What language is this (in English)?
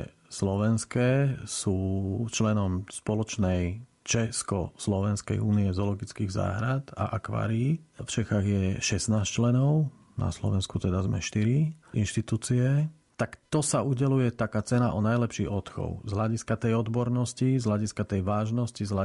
Slovak